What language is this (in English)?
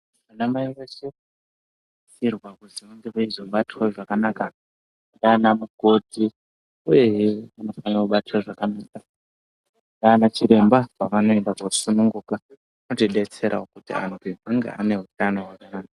Ndau